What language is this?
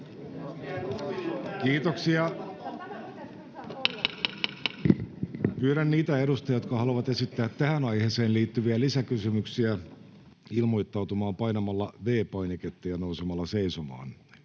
Finnish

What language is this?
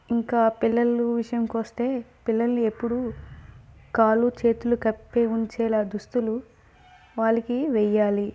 Telugu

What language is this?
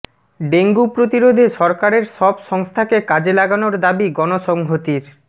Bangla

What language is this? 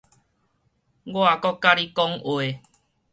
Min Nan Chinese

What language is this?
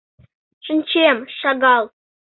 Mari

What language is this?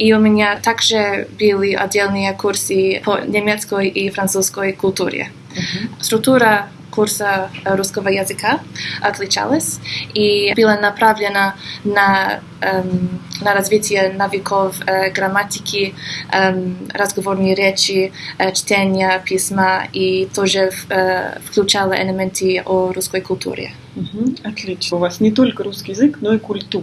Russian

